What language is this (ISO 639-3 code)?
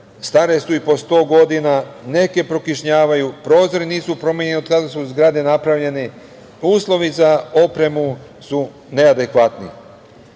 srp